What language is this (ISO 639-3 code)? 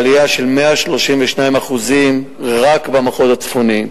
heb